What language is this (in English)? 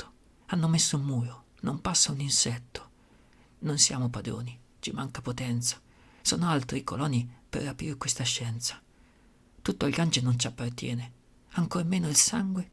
Italian